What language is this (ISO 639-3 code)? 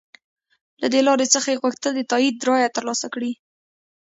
pus